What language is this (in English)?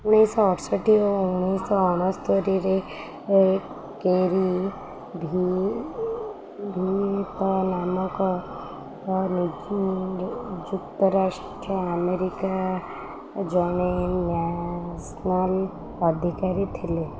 Odia